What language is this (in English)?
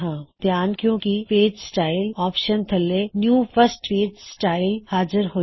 Punjabi